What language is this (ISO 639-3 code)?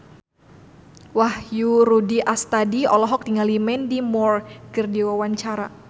sun